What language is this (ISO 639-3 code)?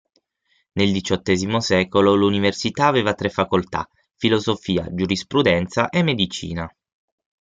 ita